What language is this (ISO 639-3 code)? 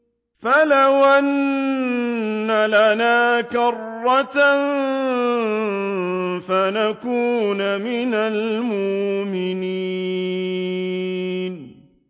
ara